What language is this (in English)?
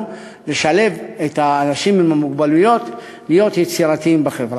Hebrew